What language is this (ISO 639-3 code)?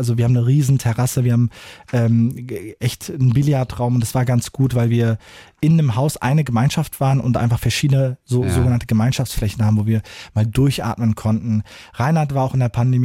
deu